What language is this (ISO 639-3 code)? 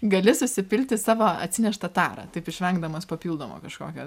lit